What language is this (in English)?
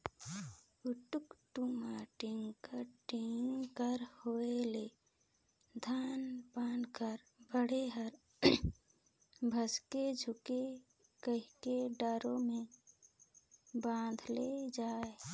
Chhattisgarhi